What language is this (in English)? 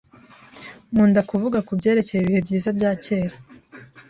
Kinyarwanda